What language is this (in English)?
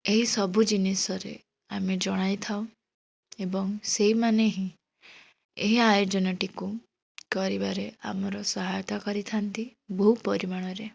Odia